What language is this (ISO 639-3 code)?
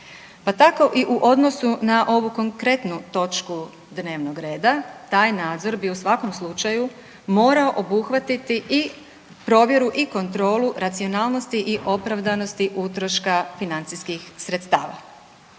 hrv